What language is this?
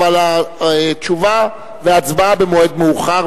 Hebrew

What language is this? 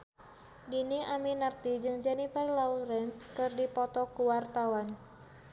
Sundanese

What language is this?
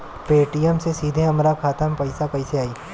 Bhojpuri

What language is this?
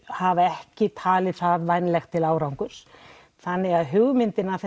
Icelandic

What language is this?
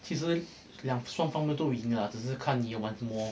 English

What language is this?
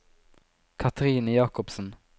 Norwegian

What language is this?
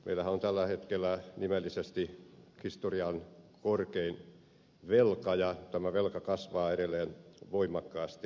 Finnish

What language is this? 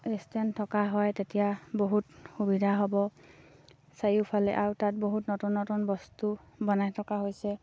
Assamese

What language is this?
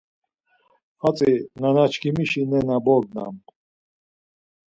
Laz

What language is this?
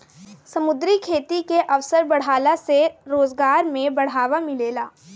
Bhojpuri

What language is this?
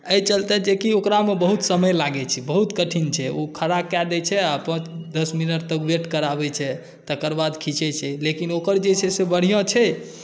Maithili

